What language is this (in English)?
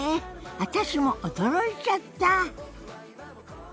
Japanese